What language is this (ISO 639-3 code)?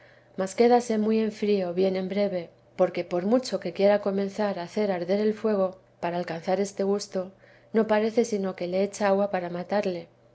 spa